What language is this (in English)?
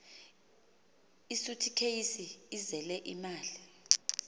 Xhosa